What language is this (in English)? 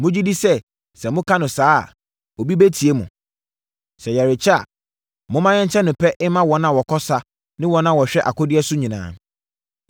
Akan